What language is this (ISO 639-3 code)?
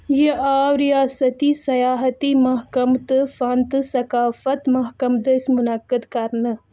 kas